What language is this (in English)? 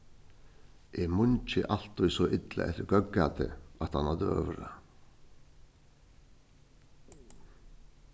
Faroese